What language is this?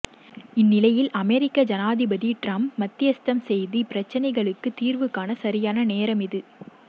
Tamil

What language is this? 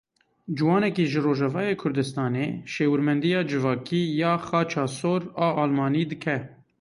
Kurdish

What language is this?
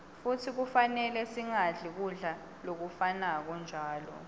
Swati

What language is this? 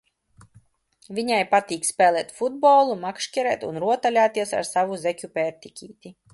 Latvian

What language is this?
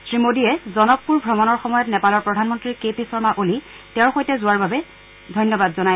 Assamese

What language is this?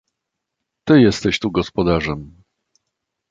Polish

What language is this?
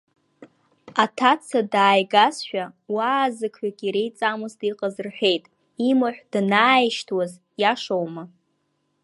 Abkhazian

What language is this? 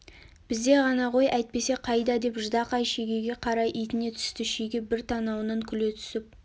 Kazakh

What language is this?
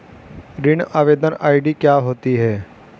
Hindi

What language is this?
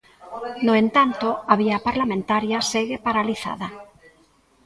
Galician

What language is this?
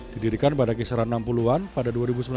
Indonesian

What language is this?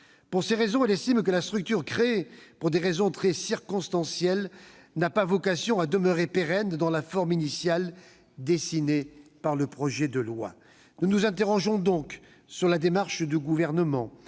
French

